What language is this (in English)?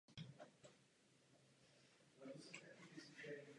Czech